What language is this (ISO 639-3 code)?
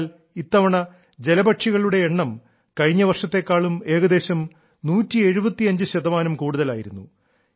mal